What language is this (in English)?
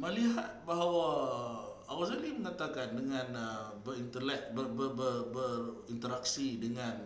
Malay